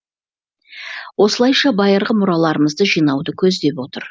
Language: Kazakh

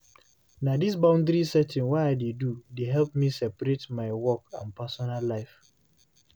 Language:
Nigerian Pidgin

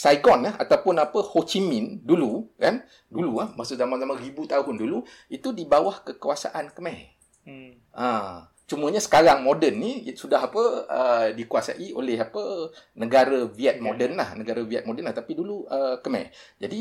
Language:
Malay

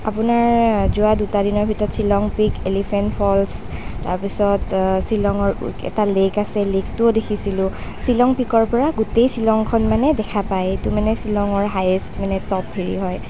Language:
Assamese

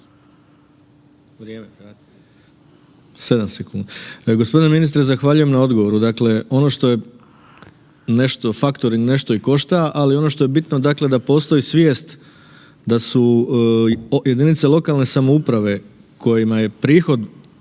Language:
Croatian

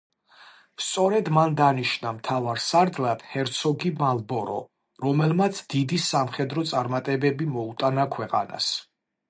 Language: Georgian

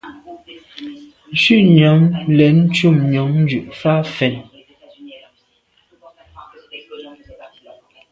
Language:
Medumba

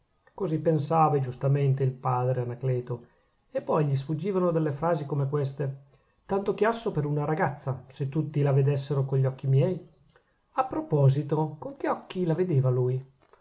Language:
Italian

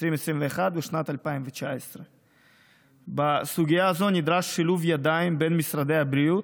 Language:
Hebrew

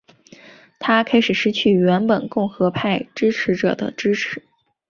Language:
Chinese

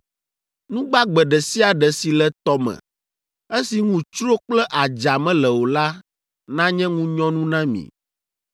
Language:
Ewe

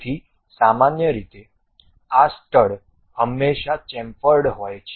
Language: Gujarati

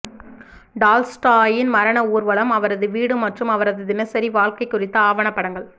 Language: Tamil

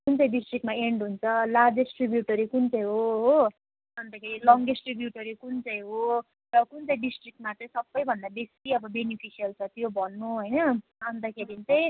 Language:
Nepali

